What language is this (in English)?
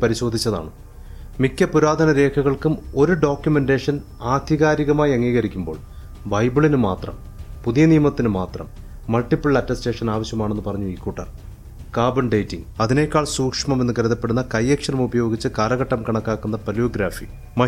Malayalam